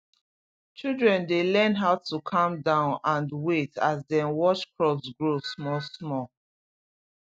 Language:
Nigerian Pidgin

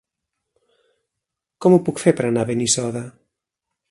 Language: Catalan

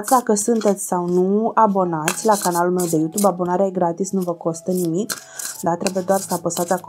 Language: Romanian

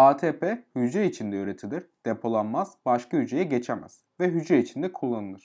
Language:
Turkish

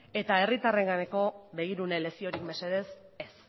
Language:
Basque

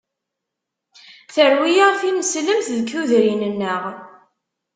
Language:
Kabyle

